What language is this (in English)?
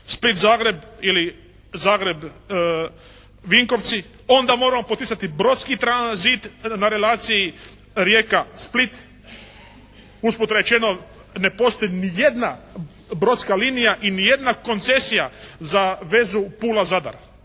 Croatian